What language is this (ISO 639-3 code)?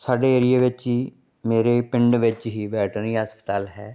pan